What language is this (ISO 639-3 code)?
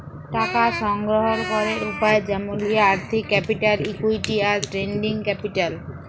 ben